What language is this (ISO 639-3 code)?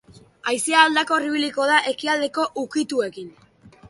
eus